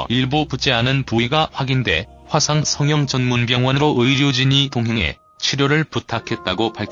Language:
Korean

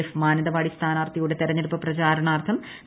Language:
Malayalam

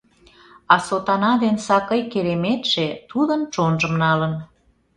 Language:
Mari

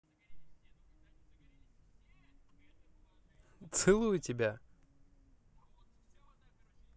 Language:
Russian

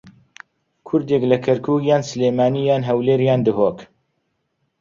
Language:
Central Kurdish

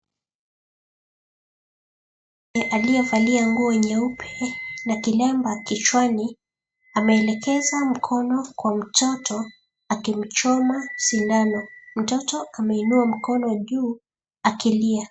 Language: Swahili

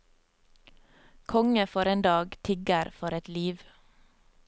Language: Norwegian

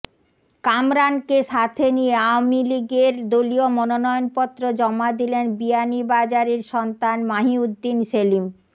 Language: Bangla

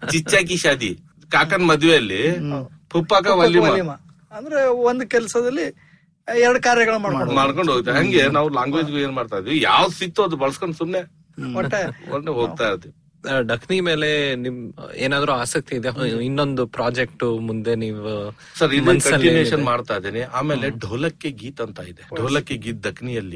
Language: Kannada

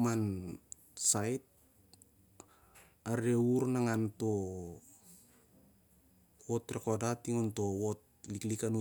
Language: Siar-Lak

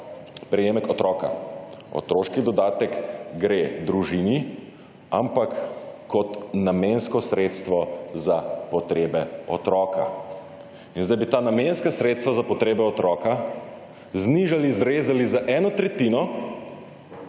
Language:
Slovenian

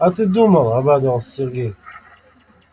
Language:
Russian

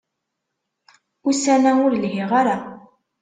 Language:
Kabyle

